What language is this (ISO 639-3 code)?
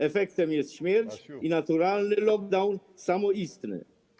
pol